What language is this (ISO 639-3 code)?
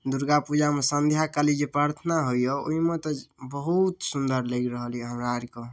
mai